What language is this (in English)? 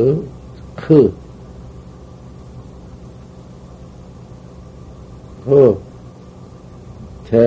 Korean